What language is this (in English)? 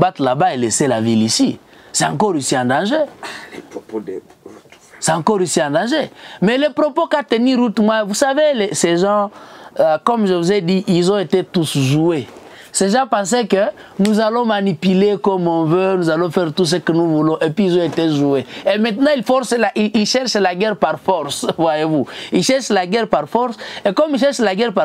French